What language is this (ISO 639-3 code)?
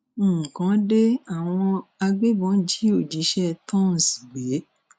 yor